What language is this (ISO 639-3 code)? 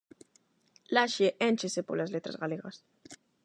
glg